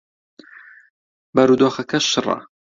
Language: Central Kurdish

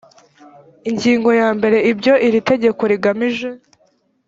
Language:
Kinyarwanda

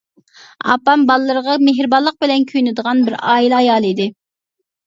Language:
Uyghur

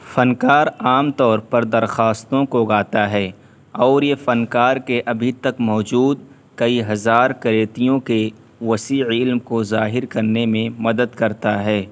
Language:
Urdu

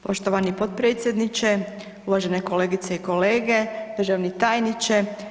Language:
Croatian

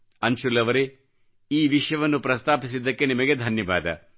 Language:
Kannada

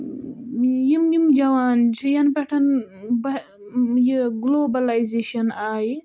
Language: Kashmiri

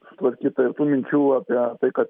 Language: Lithuanian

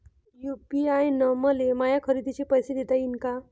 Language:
Marathi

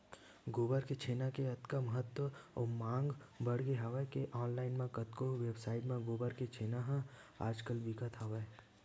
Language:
Chhattisgarhi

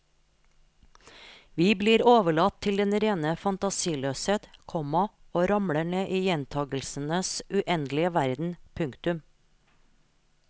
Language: Norwegian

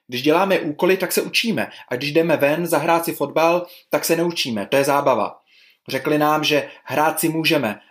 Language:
Czech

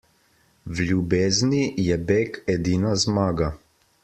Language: Slovenian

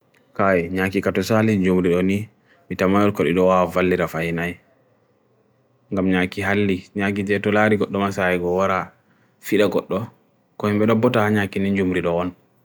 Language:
Bagirmi Fulfulde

